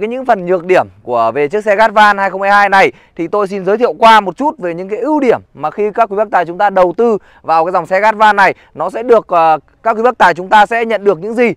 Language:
Vietnamese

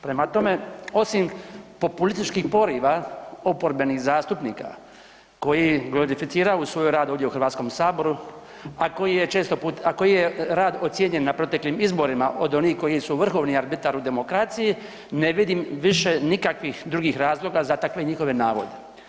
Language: Croatian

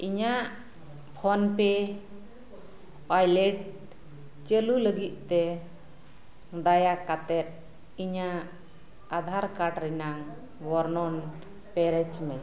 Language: Santali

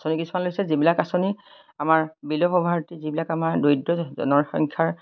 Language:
Assamese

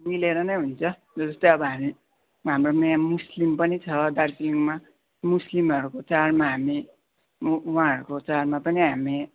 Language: Nepali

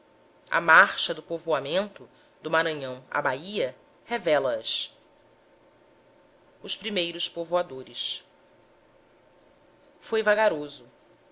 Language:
Portuguese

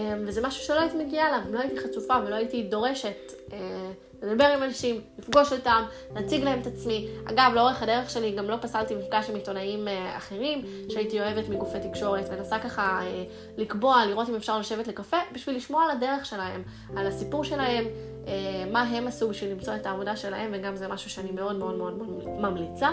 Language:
Hebrew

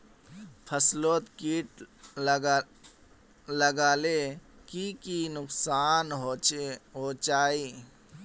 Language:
Magahi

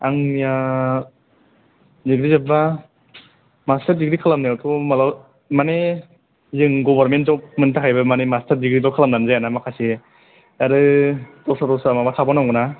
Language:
Bodo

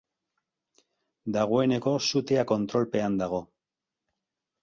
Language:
Basque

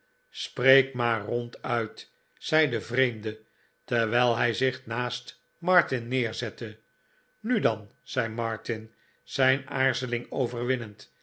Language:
Dutch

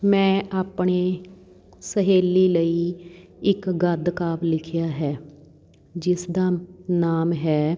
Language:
Punjabi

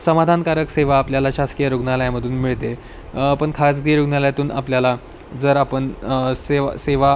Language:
Marathi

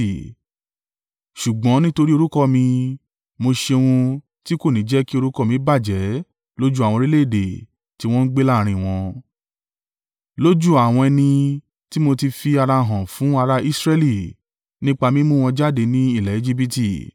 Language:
Yoruba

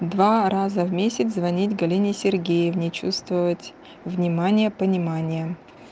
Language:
Russian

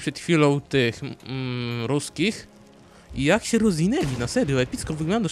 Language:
Polish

